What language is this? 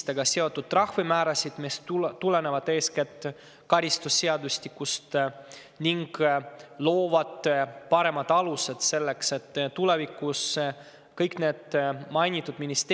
Estonian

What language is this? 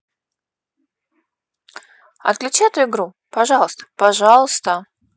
Russian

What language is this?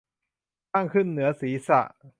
Thai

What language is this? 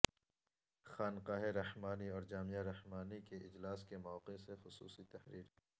Urdu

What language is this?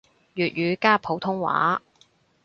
Cantonese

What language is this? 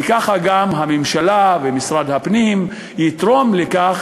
Hebrew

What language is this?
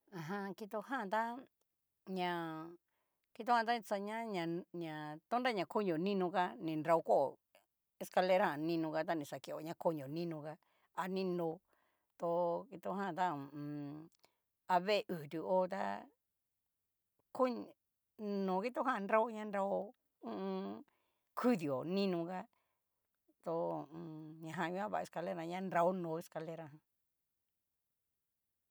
Cacaloxtepec Mixtec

